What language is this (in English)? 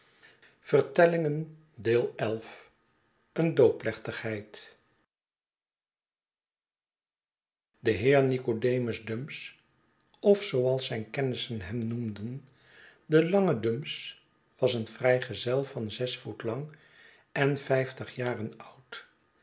Dutch